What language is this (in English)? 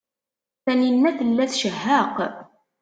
Kabyle